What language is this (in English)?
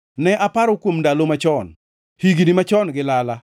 Luo (Kenya and Tanzania)